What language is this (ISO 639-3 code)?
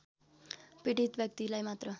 nep